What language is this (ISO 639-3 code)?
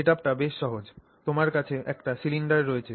ben